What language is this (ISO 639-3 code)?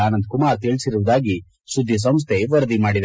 kan